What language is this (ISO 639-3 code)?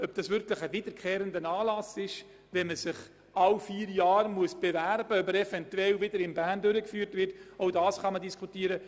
gsw